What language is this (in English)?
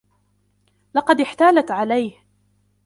Arabic